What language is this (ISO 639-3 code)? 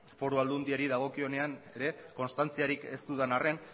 eus